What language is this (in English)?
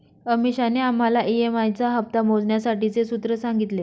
Marathi